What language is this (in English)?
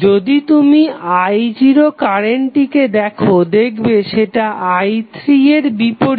Bangla